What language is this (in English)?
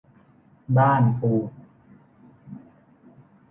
Thai